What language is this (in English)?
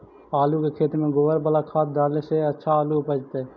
Magahi